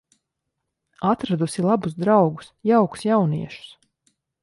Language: Latvian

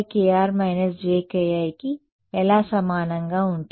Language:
Telugu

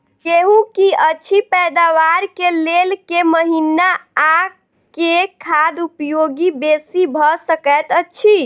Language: Maithili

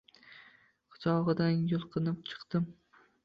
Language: Uzbek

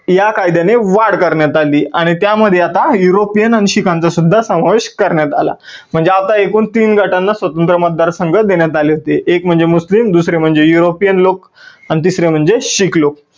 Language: Marathi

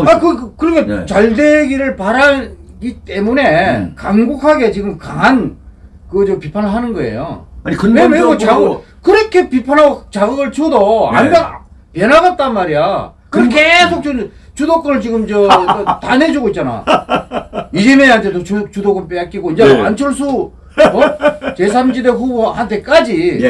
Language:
Korean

